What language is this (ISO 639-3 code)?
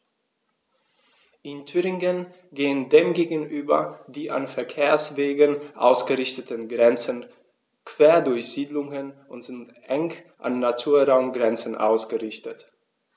deu